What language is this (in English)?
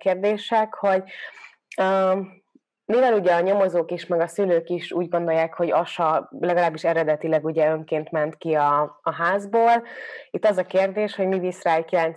Hungarian